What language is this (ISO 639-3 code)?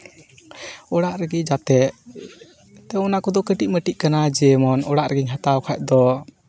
sat